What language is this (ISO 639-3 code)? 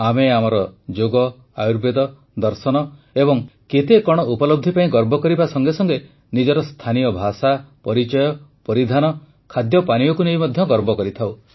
ori